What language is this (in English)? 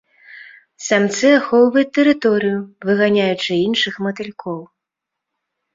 Belarusian